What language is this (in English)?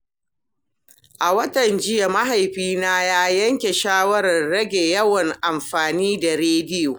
Hausa